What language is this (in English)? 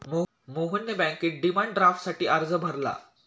Marathi